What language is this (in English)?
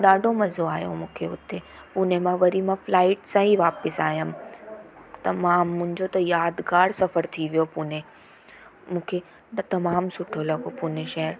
Sindhi